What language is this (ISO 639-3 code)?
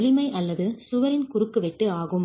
tam